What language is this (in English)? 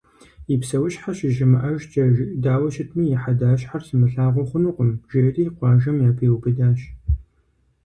Kabardian